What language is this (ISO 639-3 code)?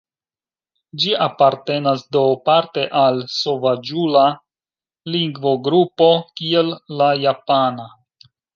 epo